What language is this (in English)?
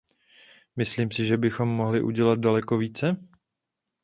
Czech